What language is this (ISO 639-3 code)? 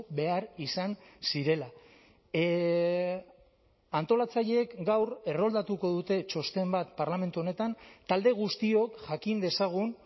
eus